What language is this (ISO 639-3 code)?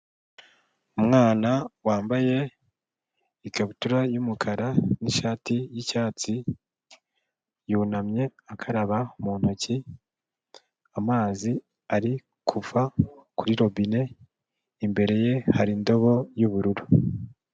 kin